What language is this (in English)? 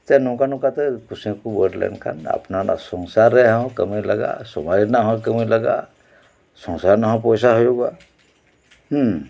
Santali